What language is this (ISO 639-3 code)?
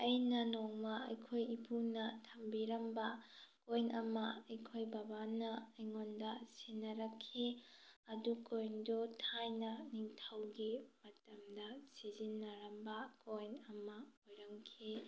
mni